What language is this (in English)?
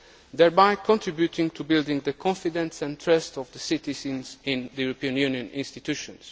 English